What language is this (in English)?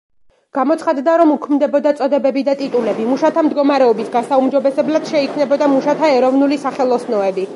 Georgian